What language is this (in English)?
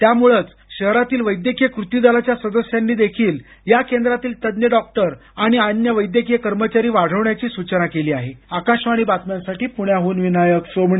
Marathi